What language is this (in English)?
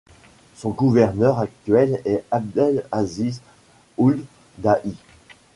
French